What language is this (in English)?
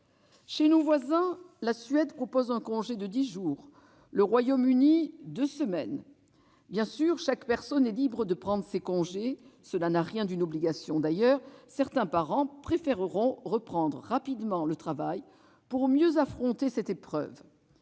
French